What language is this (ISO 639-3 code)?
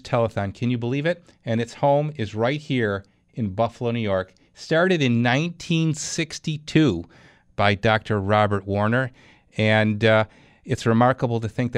eng